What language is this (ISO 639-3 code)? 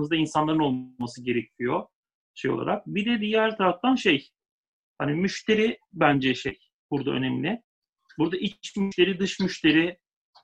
tur